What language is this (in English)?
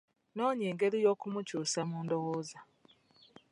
Ganda